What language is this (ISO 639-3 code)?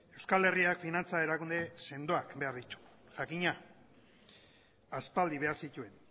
eus